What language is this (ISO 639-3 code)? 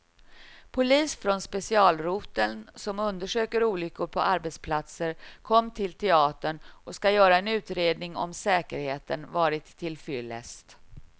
swe